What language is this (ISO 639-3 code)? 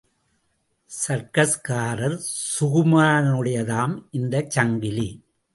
tam